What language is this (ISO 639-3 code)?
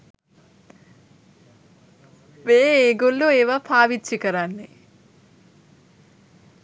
sin